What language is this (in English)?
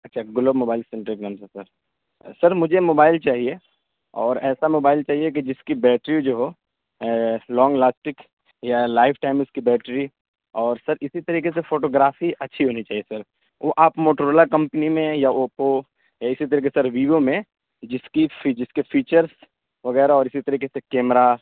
Urdu